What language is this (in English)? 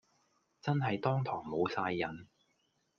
Cantonese